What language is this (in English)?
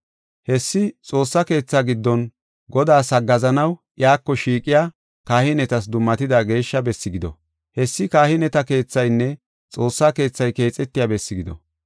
Gofa